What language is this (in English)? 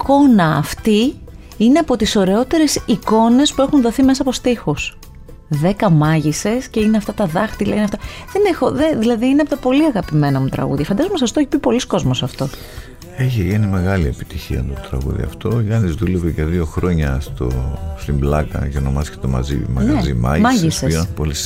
Greek